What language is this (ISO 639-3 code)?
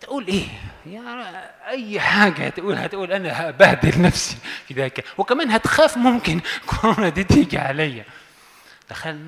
ara